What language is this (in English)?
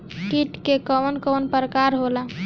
Bhojpuri